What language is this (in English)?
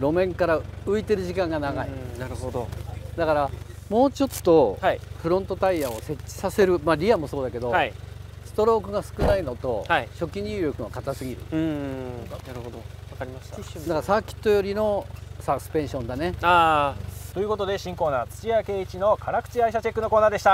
Japanese